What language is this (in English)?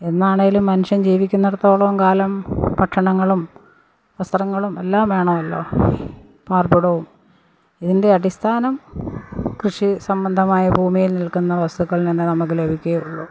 Malayalam